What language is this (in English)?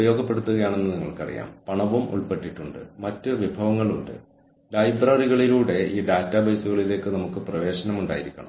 Malayalam